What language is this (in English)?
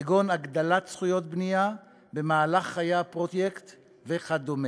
Hebrew